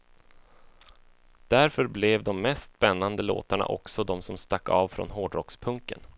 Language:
Swedish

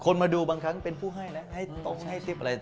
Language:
Thai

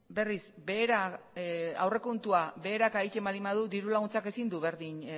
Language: Basque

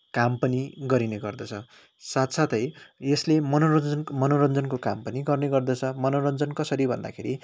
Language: Nepali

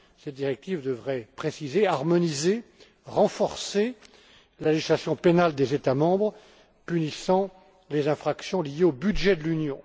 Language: French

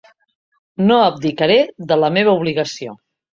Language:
Catalan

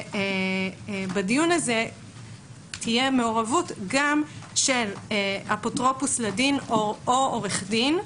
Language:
Hebrew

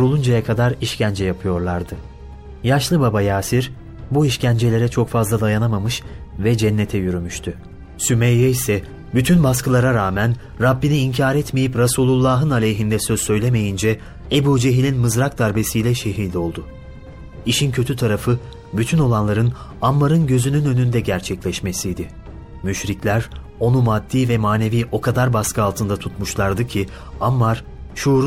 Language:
Turkish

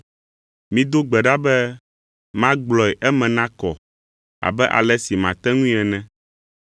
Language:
Ewe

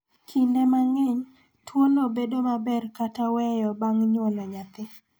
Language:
Luo (Kenya and Tanzania)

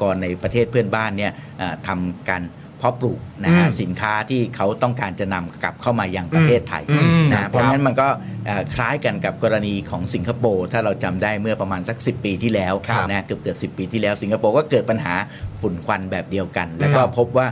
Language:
Thai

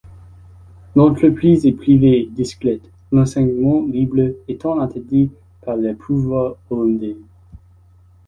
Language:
French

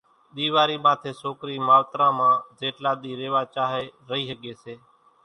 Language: Kachi Koli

